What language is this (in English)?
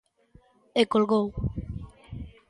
Galician